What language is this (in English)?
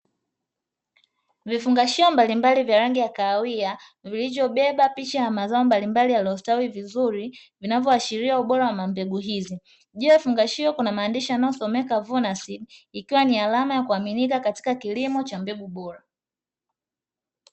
Swahili